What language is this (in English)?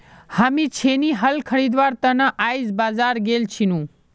Magahi